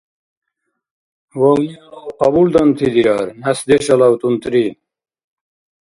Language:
Dargwa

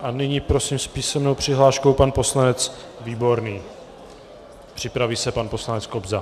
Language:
Czech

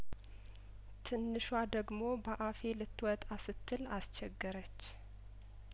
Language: Amharic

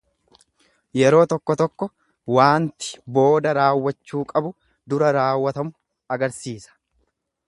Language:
Oromo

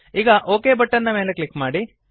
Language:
Kannada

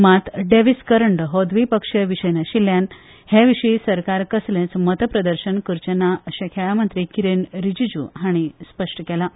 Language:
Konkani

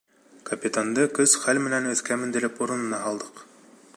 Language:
Bashkir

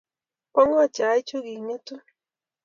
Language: Kalenjin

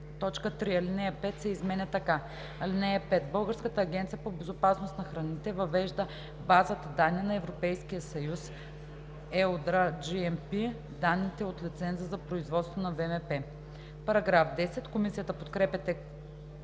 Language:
Bulgarian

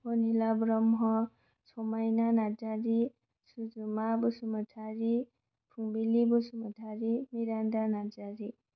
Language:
Bodo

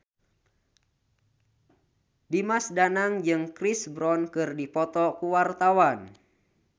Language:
Sundanese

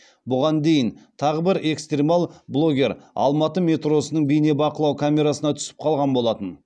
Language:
Kazakh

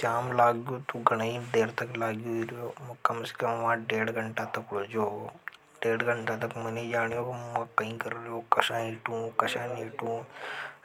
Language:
Hadothi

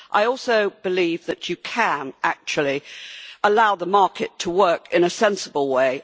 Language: English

